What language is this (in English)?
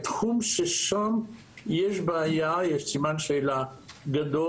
Hebrew